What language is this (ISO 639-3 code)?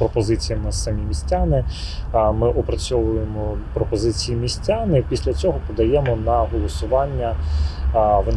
ukr